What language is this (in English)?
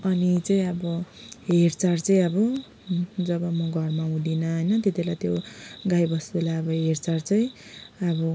Nepali